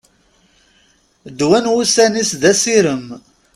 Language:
Kabyle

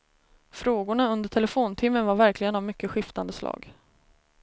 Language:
Swedish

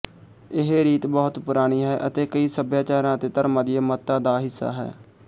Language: Punjabi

